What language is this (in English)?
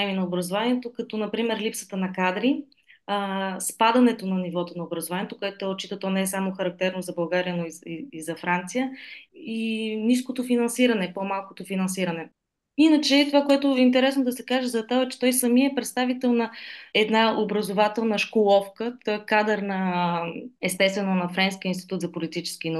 Bulgarian